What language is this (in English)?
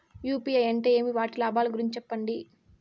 Telugu